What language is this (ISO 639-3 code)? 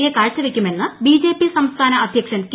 mal